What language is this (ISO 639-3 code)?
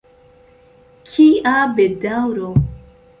epo